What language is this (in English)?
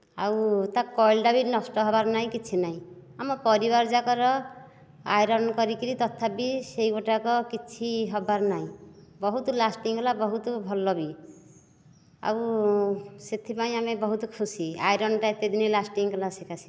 Odia